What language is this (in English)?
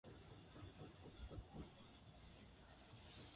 Japanese